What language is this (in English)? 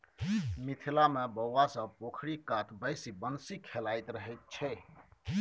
Maithili